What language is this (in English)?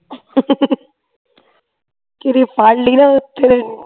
Punjabi